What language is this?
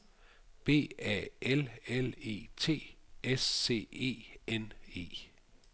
Danish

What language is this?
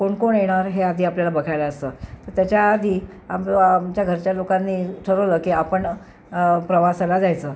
Marathi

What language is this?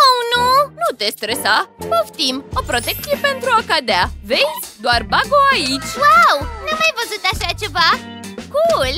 Romanian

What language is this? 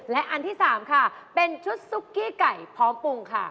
Thai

